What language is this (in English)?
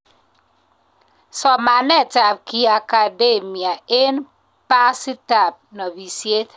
Kalenjin